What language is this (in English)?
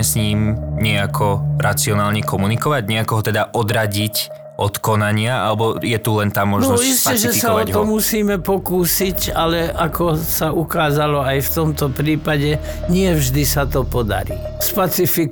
Slovak